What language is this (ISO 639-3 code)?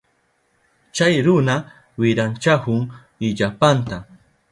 qup